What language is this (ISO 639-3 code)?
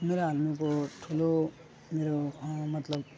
nep